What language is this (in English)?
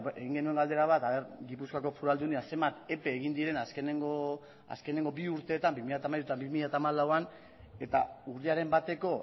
Basque